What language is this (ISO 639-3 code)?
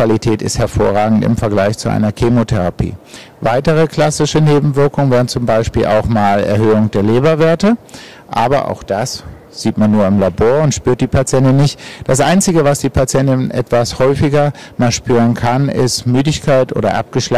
deu